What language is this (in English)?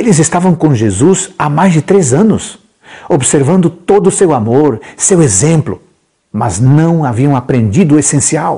Portuguese